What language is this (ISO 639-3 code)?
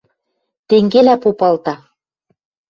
mrj